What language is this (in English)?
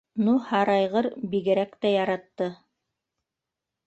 Bashkir